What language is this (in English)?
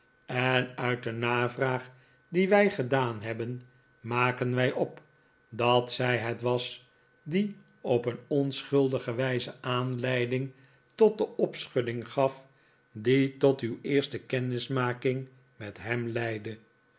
Dutch